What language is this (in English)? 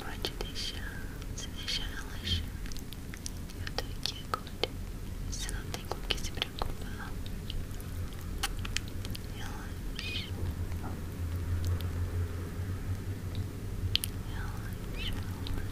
Portuguese